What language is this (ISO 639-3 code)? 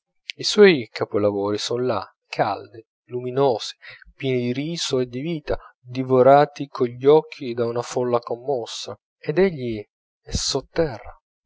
ita